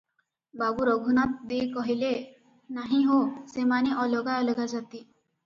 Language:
Odia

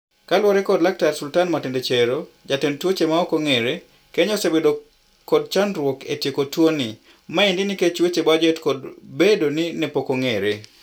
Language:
Luo (Kenya and Tanzania)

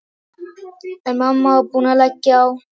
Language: Icelandic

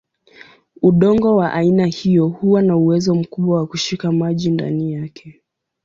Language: Swahili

